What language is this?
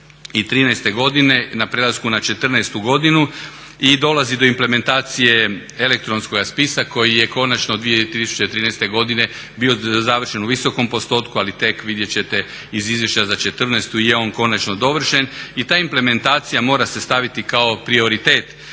Croatian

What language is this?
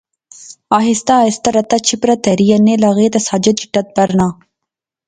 Pahari-Potwari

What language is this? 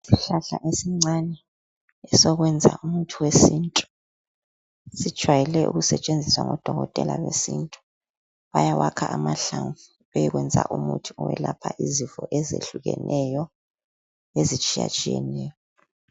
North Ndebele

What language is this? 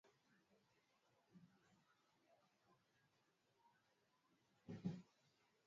Swahili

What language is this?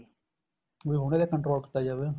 Punjabi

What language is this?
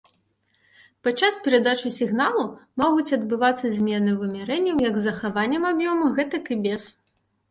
Belarusian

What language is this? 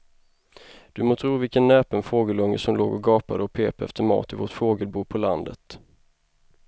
Swedish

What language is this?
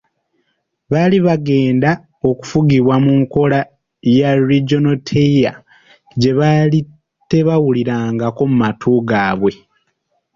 Ganda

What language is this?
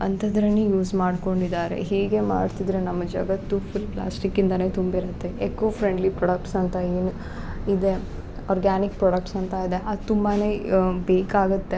Kannada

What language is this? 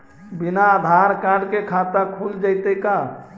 Magahi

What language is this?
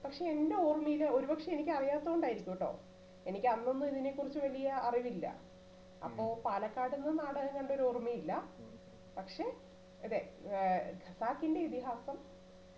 Malayalam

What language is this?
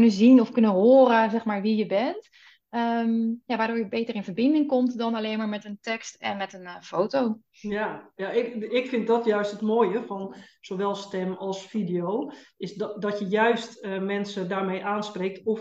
Dutch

